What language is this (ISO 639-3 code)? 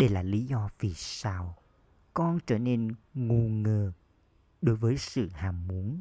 vie